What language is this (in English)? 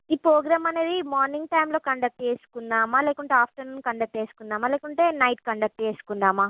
Telugu